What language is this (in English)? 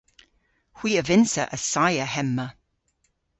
Cornish